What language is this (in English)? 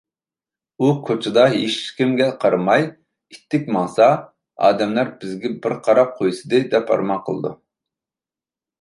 Uyghur